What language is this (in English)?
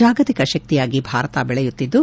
Kannada